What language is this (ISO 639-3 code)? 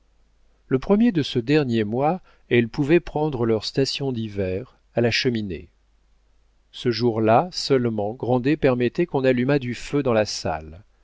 fra